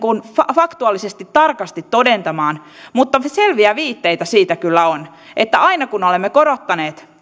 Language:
Finnish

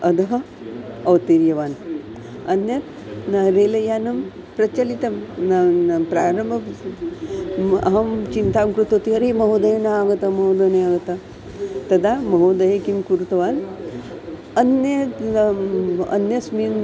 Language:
Sanskrit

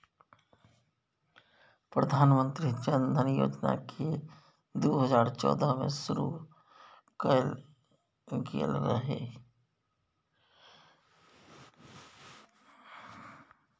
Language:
Maithili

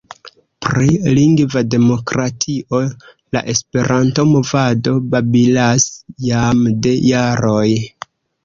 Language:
Esperanto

